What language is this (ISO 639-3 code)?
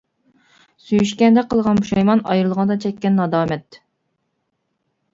uig